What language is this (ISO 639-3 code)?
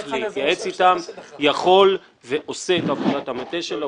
heb